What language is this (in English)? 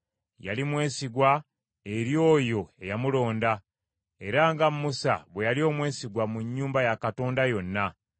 Ganda